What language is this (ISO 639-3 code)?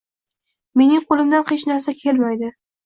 uzb